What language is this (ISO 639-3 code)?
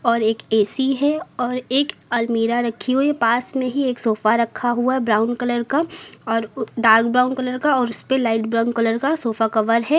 hin